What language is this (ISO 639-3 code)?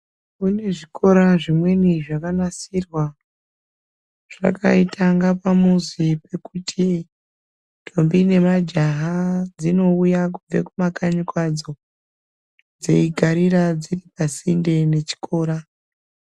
ndc